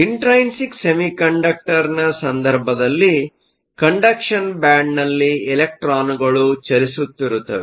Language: Kannada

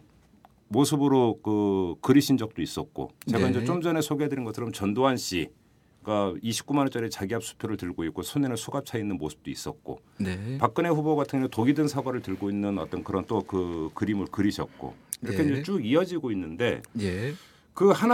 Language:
Korean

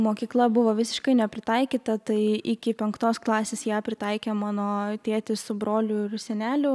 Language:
Lithuanian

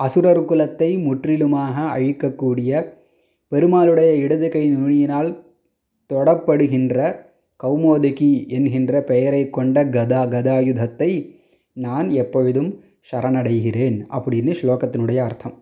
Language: Tamil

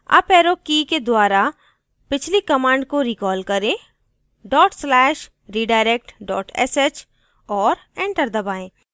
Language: Hindi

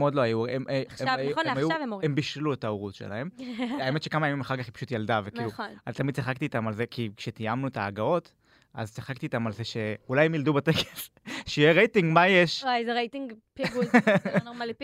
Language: Hebrew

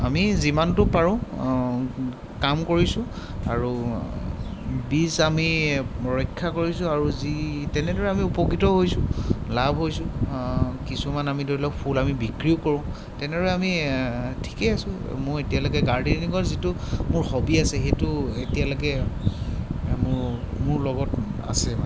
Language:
Assamese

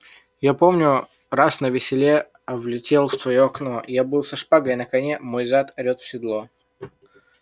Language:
Russian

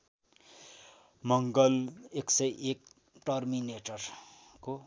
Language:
Nepali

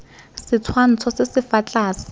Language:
Tswana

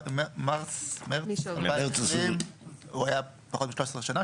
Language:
Hebrew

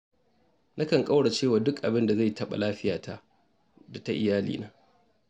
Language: Hausa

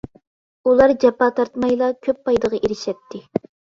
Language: Uyghur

